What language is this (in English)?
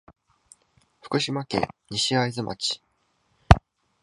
Japanese